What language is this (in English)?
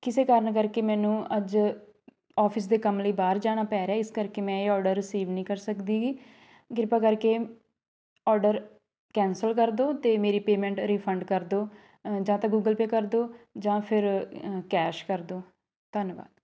Punjabi